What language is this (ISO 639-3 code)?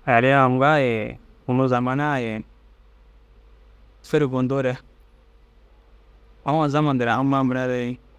dzg